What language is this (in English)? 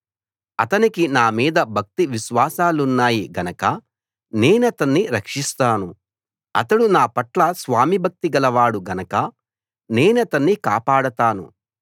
Telugu